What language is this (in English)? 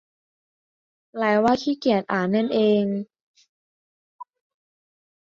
Thai